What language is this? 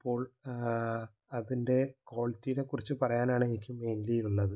Malayalam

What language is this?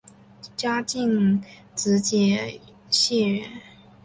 Chinese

